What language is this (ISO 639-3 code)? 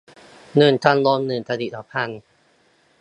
tha